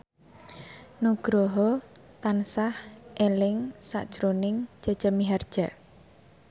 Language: Javanese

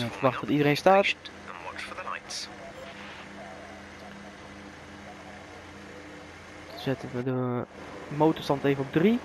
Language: Dutch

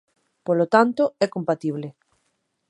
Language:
Galician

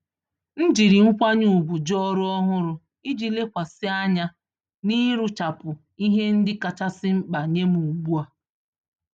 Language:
Igbo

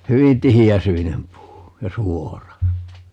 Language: Finnish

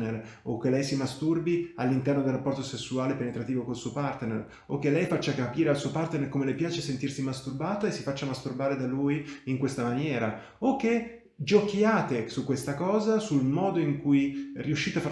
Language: Italian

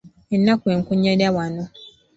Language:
Ganda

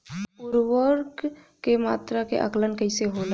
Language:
Bhojpuri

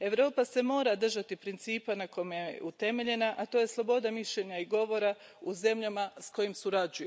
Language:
Croatian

